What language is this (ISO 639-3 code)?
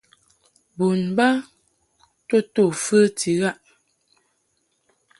mhk